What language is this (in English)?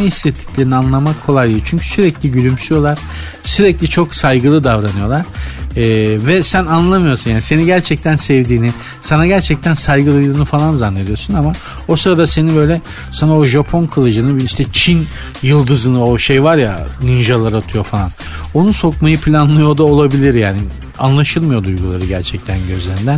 Turkish